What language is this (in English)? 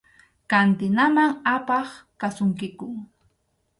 Arequipa-La Unión Quechua